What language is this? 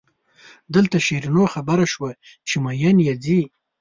Pashto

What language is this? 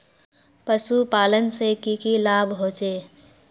Magahi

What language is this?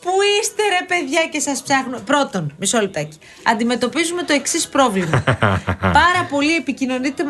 Greek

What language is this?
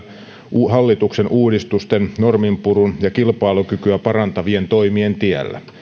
Finnish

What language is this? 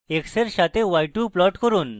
Bangla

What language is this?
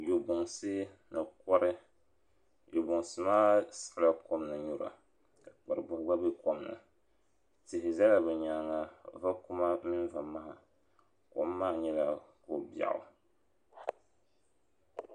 Dagbani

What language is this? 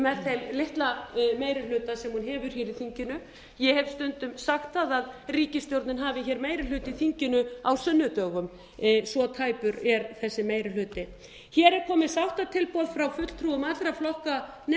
Icelandic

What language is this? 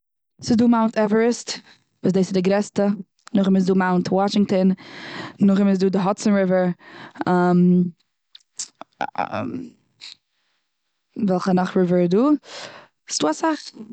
Yiddish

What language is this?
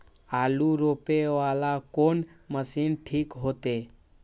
Maithili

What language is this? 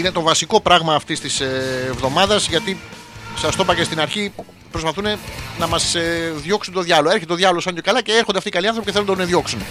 Greek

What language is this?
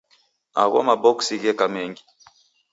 Taita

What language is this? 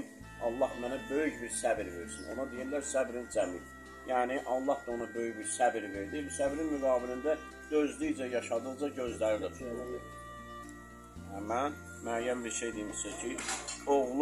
Turkish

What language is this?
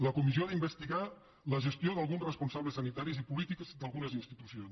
Catalan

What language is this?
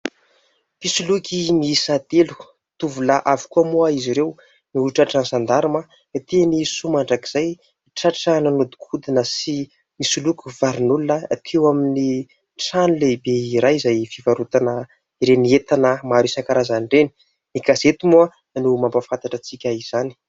Malagasy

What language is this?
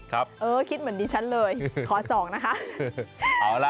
Thai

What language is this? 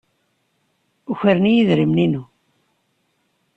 Kabyle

